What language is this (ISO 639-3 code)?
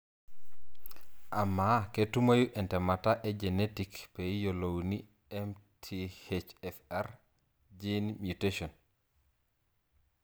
mas